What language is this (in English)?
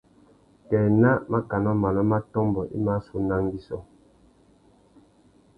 Tuki